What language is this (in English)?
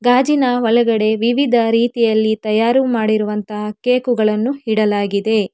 Kannada